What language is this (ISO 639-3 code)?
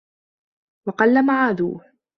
ara